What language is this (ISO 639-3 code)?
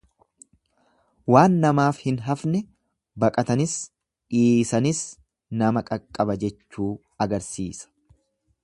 orm